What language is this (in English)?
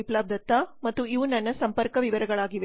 Kannada